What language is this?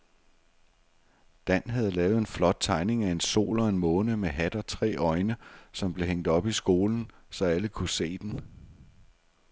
Danish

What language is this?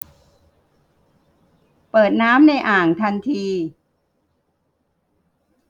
Thai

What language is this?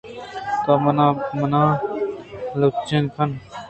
Eastern Balochi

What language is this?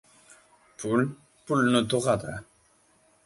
Uzbek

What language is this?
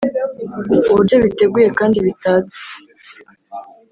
Kinyarwanda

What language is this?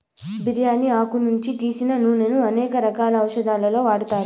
Telugu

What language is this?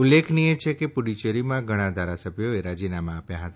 Gujarati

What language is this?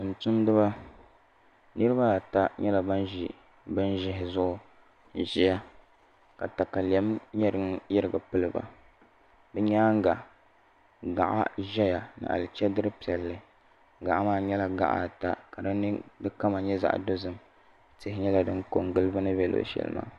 Dagbani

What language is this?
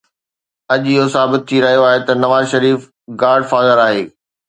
Sindhi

